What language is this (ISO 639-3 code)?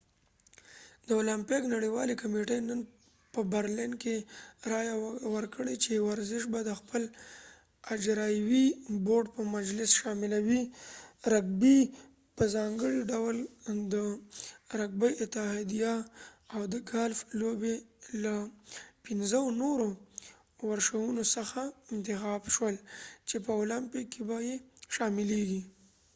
pus